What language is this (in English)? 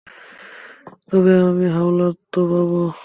Bangla